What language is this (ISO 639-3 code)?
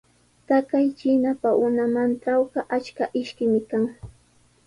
qws